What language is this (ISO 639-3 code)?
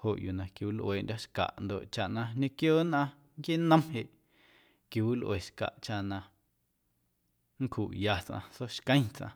amu